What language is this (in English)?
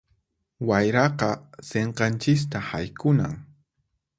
Puno Quechua